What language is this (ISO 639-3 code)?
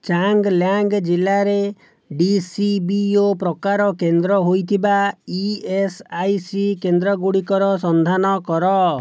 ori